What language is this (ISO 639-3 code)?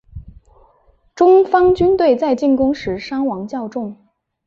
zho